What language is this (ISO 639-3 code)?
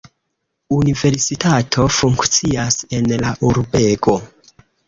epo